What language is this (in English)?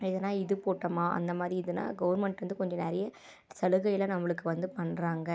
Tamil